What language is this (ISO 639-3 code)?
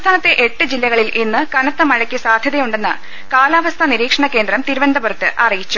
mal